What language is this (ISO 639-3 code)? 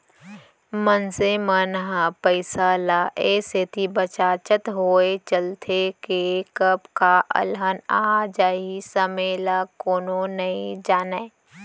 hne